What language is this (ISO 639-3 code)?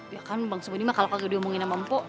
ind